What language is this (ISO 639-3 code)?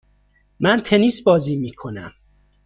fas